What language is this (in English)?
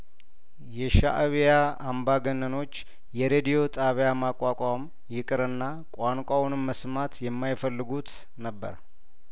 Amharic